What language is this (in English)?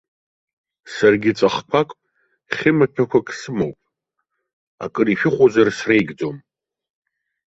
Abkhazian